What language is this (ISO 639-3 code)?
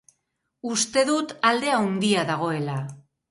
eus